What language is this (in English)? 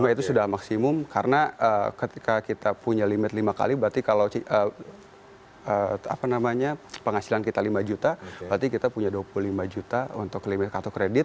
Indonesian